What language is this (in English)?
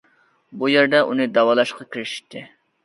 Uyghur